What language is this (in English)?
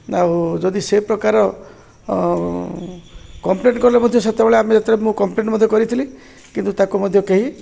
Odia